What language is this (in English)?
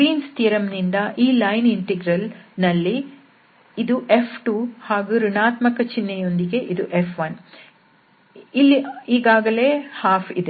Kannada